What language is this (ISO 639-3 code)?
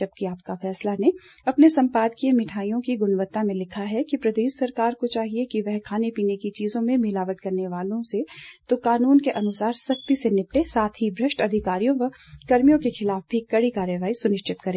hin